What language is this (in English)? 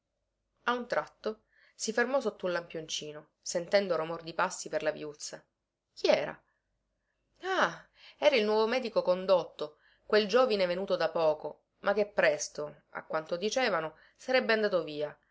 Italian